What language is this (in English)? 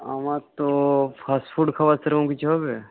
Bangla